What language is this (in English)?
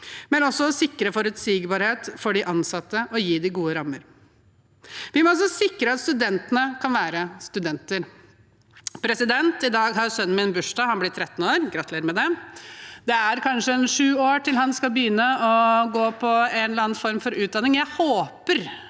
Norwegian